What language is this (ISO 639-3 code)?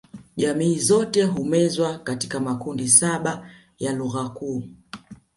swa